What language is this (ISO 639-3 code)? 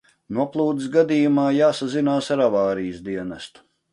lav